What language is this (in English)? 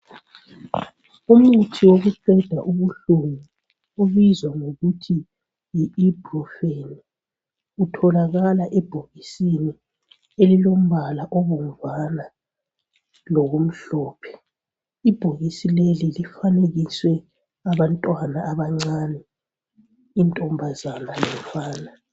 North Ndebele